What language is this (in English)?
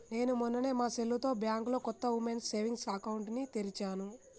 Telugu